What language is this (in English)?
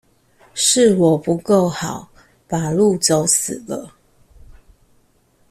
Chinese